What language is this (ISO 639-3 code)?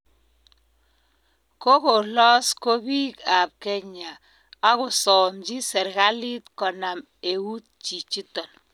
kln